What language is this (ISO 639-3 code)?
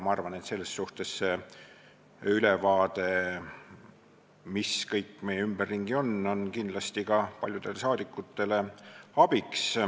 est